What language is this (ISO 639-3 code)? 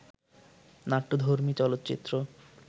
ben